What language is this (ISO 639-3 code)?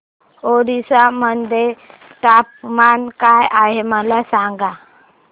mar